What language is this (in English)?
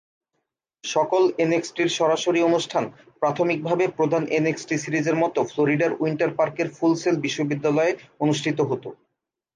Bangla